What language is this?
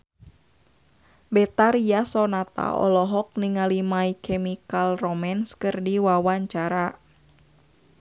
Sundanese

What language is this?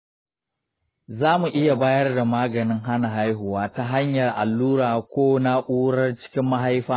Hausa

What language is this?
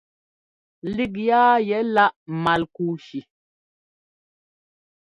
Ngomba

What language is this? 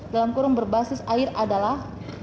Indonesian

